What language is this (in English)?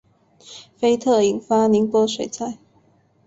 Chinese